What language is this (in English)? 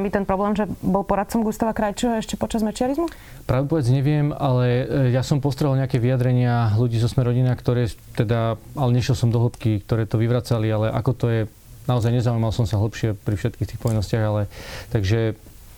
Slovak